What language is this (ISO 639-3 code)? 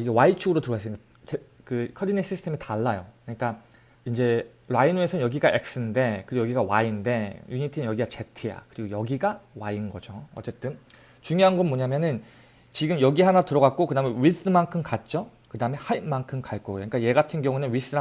kor